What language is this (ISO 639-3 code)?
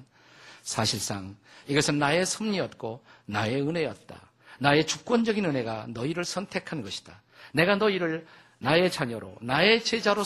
kor